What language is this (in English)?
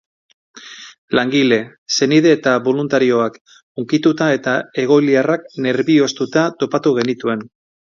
Basque